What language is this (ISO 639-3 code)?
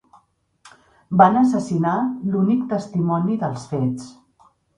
cat